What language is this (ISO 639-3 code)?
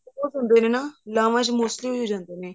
pan